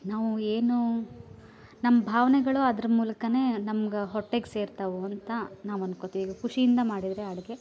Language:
Kannada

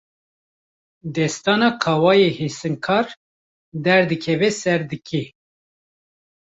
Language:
Kurdish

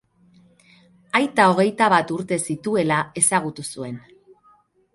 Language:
Basque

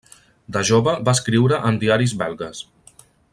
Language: Catalan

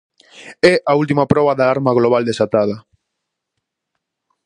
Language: Galician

